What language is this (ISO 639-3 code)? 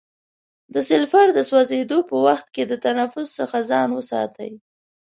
pus